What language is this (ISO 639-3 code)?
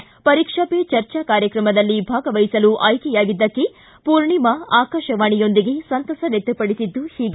kan